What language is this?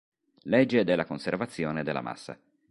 Italian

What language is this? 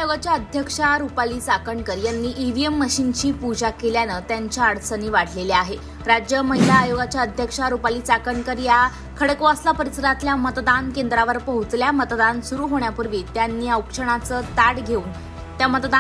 Marathi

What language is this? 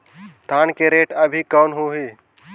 Chhattisgarhi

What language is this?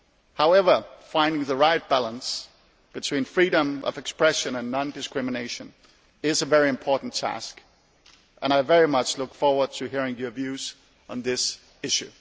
English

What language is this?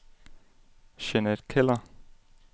Danish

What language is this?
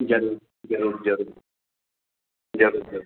Sindhi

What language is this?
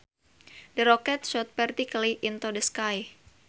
Sundanese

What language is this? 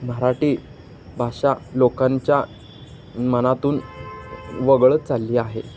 Marathi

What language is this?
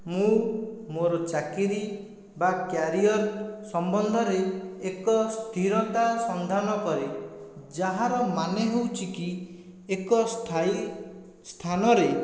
Odia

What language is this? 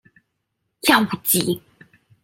Cantonese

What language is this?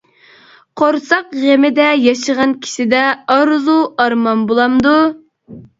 Uyghur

